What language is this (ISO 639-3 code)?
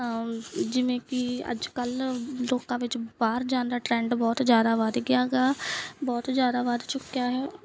pan